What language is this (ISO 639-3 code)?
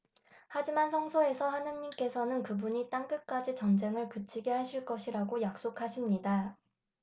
kor